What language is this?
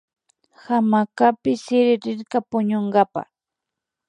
Imbabura Highland Quichua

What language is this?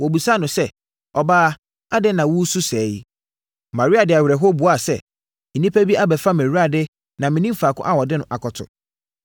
Akan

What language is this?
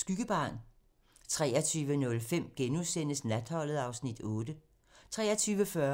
Danish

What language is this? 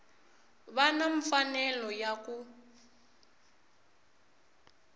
Tsonga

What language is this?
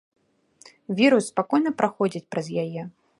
Belarusian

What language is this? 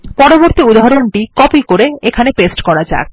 Bangla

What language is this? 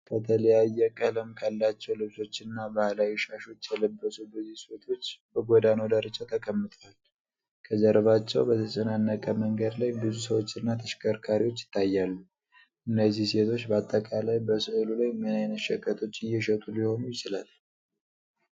Amharic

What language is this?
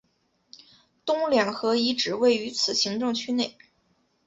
Chinese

